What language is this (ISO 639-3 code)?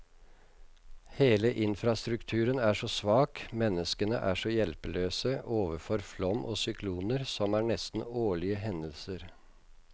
nor